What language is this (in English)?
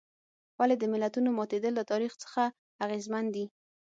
Pashto